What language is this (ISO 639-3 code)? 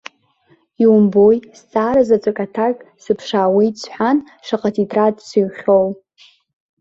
abk